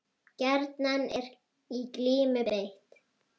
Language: Icelandic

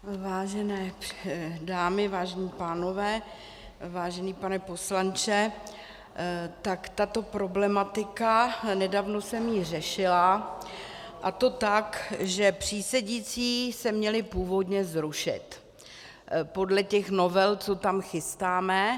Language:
Czech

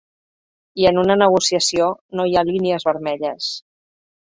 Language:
Catalan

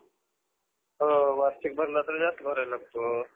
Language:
Marathi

